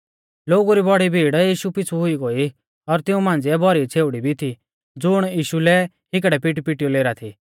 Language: Mahasu Pahari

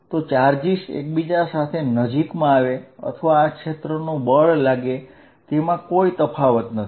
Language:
Gujarati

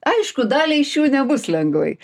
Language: Lithuanian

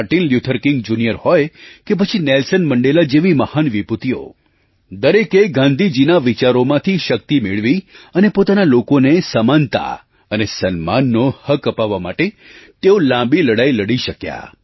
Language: Gujarati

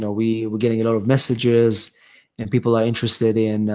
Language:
English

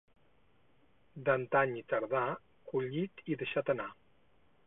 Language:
Catalan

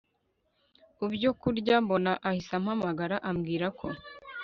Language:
Kinyarwanda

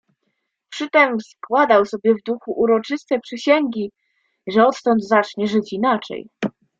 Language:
Polish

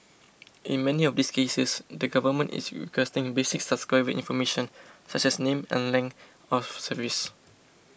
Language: English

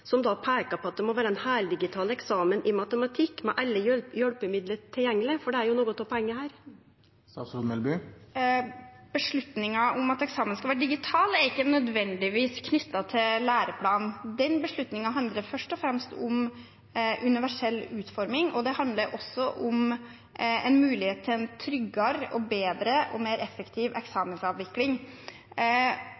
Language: Norwegian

